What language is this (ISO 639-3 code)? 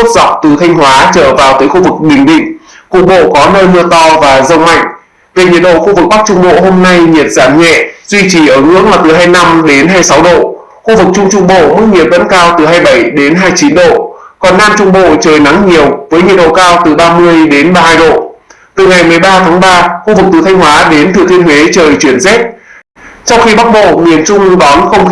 vie